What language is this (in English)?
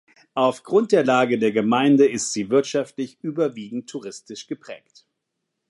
German